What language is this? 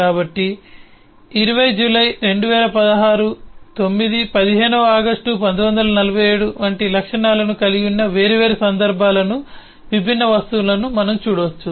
Telugu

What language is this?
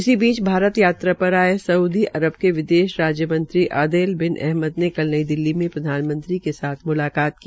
Hindi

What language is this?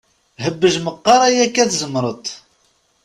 Kabyle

